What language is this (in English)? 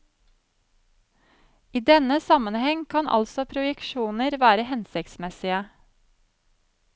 Norwegian